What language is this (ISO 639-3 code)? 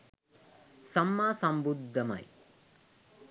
sin